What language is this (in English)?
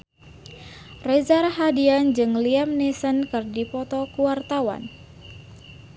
Sundanese